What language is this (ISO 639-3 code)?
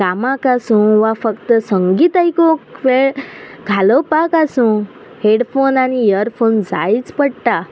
kok